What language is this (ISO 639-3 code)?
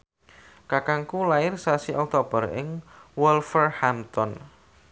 jav